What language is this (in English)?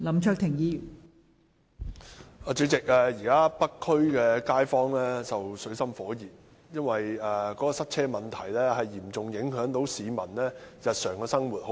Cantonese